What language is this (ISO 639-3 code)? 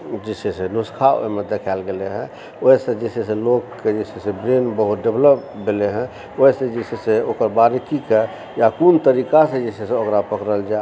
mai